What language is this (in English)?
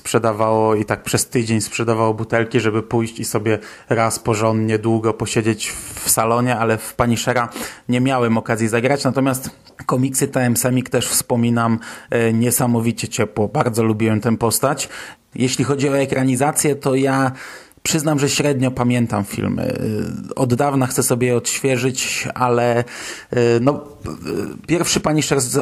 Polish